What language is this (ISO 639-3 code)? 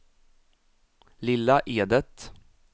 swe